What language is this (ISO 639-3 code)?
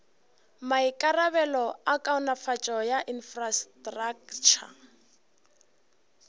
nso